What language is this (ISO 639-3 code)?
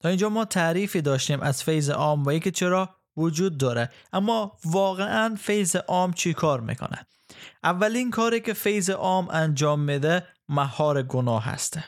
fas